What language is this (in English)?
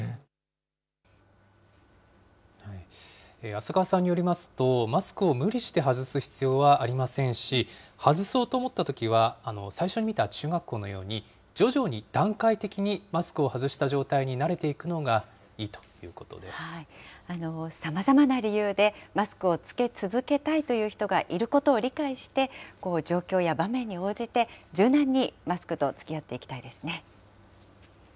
Japanese